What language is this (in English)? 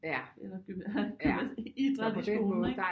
Danish